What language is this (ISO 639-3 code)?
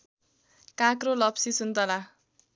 nep